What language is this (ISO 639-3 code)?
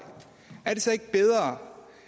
dan